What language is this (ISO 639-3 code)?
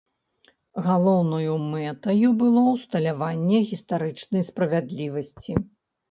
bel